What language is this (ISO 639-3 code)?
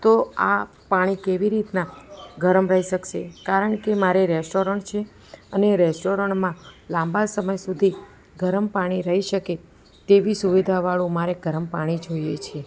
guj